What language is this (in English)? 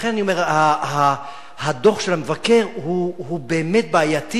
Hebrew